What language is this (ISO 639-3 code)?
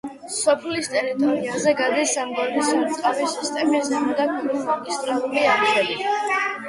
kat